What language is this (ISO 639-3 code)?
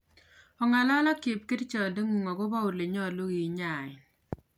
kln